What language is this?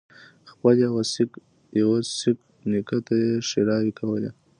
Pashto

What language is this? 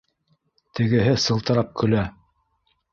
Bashkir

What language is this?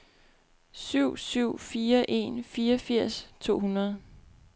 Danish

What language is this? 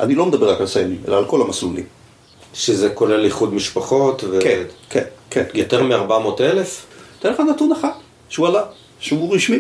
Hebrew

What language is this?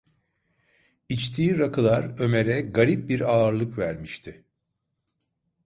Turkish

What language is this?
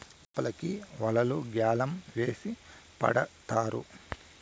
Telugu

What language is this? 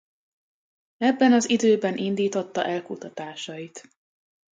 Hungarian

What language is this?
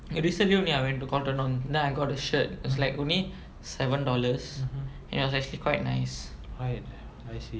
English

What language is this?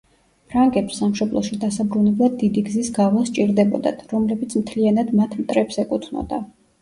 Georgian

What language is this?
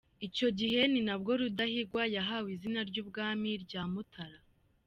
Kinyarwanda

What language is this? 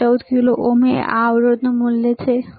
Gujarati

